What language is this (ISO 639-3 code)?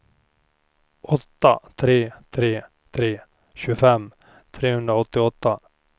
swe